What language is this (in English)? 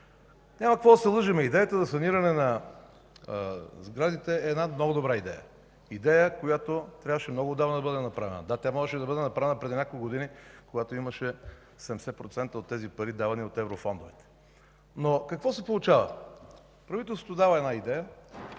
Bulgarian